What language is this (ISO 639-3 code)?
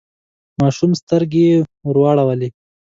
pus